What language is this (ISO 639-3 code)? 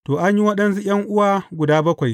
hau